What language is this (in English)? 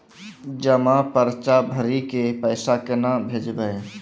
Maithili